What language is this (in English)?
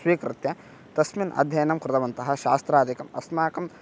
Sanskrit